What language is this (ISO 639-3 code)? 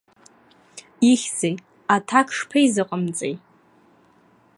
abk